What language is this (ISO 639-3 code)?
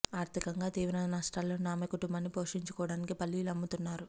tel